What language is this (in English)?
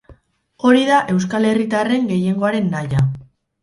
Basque